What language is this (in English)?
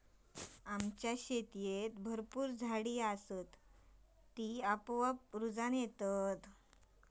Marathi